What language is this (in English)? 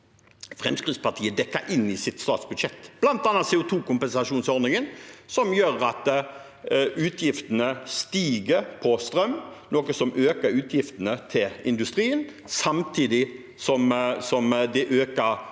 Norwegian